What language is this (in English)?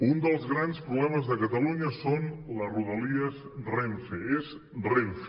Catalan